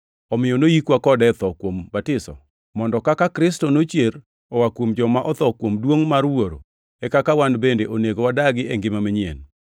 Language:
Luo (Kenya and Tanzania)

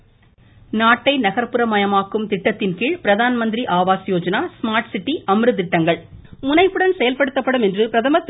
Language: Tamil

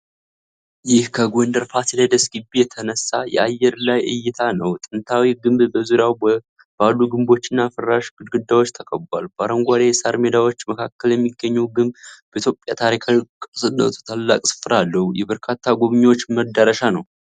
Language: Amharic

